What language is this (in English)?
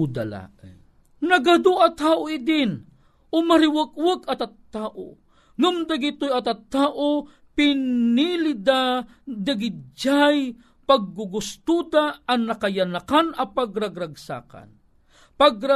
Filipino